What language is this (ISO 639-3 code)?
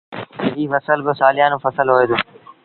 sbn